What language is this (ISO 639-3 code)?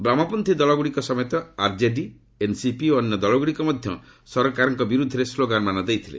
ori